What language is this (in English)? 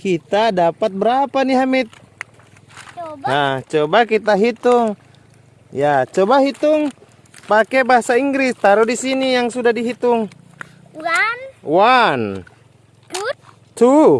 Indonesian